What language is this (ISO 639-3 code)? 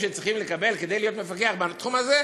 heb